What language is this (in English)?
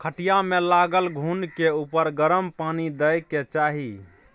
Maithili